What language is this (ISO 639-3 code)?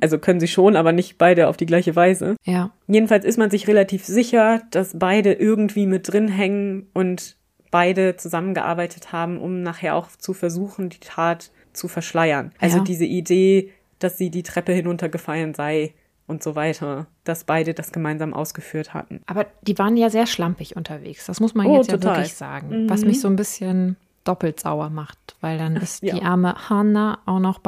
deu